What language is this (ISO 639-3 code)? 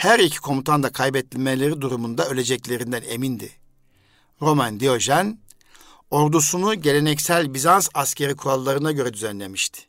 tur